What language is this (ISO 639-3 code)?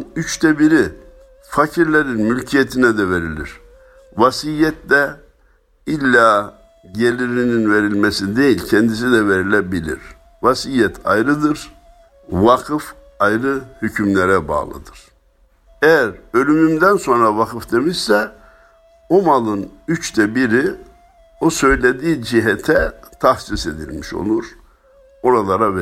tur